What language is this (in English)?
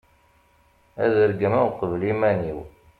Kabyle